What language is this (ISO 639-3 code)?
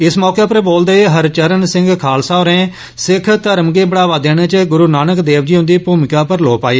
doi